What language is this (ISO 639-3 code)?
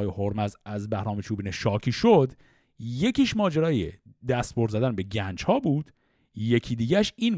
fas